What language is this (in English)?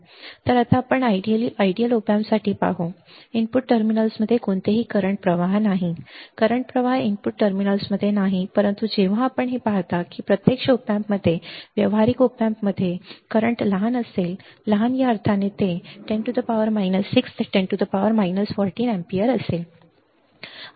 Marathi